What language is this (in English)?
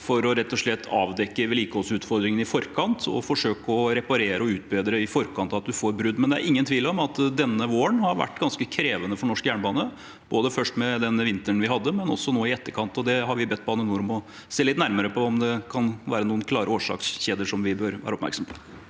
Norwegian